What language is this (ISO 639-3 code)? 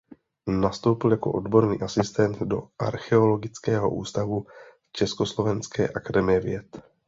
ces